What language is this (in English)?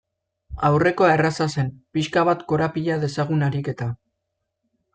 Basque